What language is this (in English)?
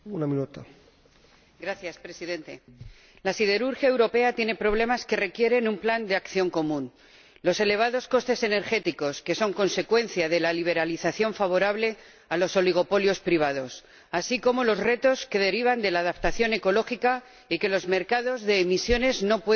Spanish